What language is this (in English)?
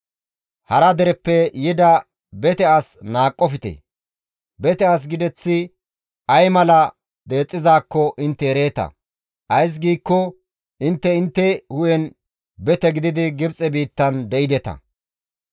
Gamo